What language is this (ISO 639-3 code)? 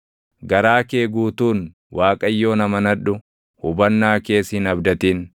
orm